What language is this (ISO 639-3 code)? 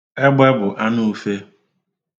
ibo